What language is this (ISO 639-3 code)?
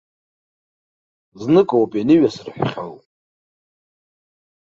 abk